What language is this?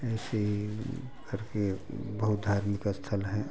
Hindi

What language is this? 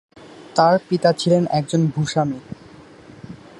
Bangla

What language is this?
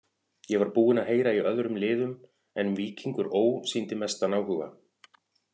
Icelandic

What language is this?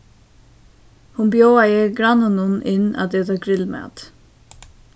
Faroese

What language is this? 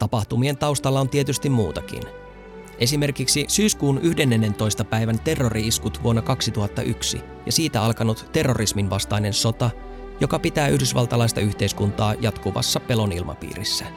Finnish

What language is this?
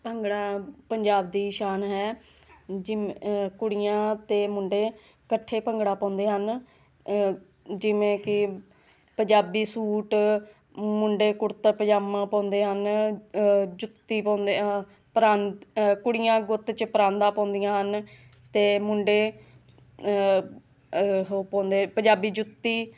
Punjabi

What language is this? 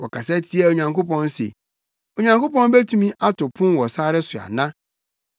Akan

